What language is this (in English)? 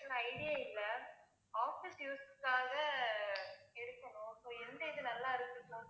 Tamil